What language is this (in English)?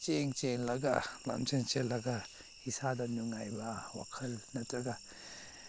Manipuri